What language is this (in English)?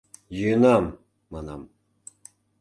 Mari